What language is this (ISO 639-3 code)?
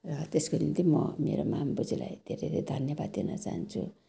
nep